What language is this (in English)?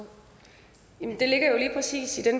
Danish